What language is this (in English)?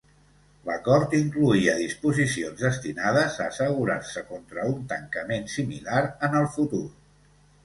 Catalan